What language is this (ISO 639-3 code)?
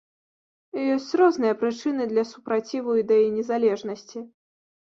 bel